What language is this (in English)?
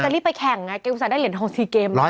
Thai